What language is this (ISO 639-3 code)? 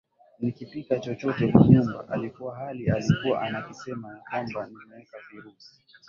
swa